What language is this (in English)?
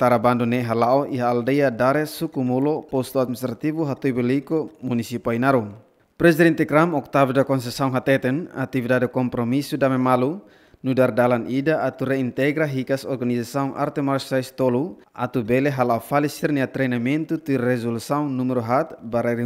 Indonesian